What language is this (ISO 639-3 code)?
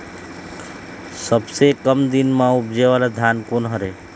hne